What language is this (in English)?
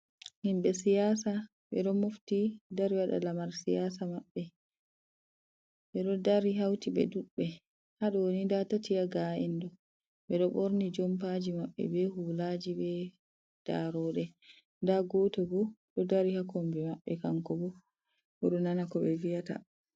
Fula